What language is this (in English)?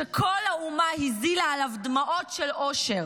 Hebrew